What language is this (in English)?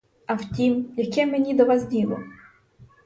Ukrainian